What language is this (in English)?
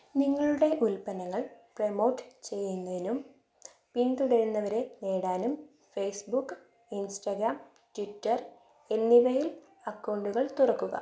Malayalam